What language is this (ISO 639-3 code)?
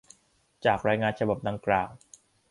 tha